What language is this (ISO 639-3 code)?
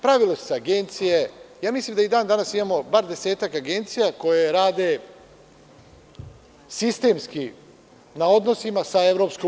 srp